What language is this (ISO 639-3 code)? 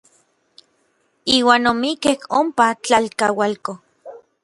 nlv